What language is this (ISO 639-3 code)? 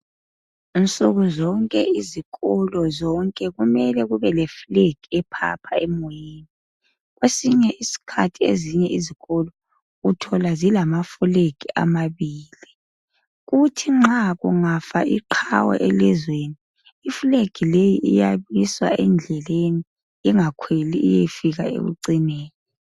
nde